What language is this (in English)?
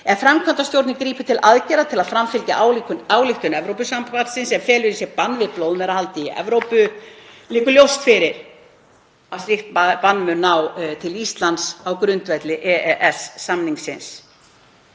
Icelandic